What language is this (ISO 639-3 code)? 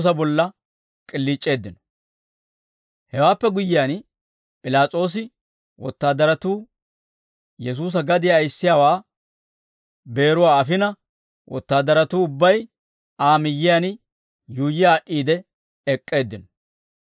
dwr